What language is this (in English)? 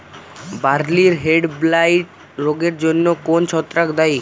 Bangla